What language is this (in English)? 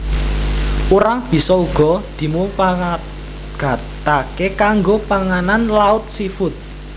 Javanese